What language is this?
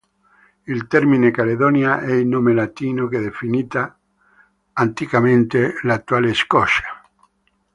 Italian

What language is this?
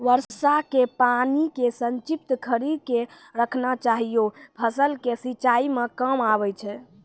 Maithili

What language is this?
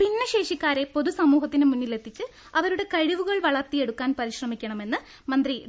Malayalam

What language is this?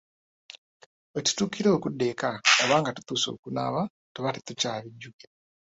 Ganda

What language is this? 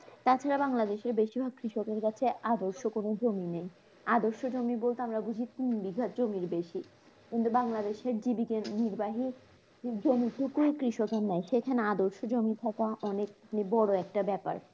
Bangla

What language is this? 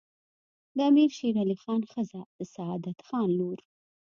Pashto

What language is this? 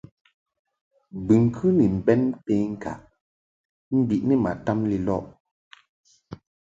Mungaka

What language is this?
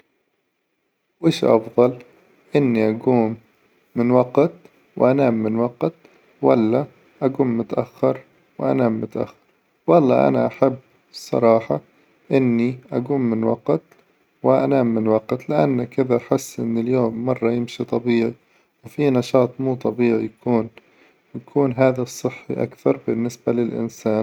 Hijazi Arabic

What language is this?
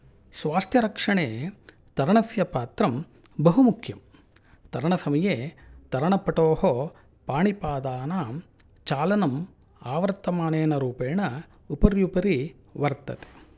Sanskrit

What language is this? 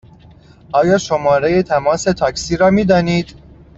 Persian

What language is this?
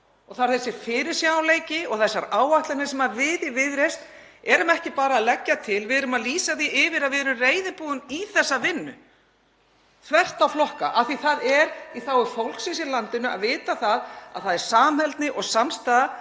Icelandic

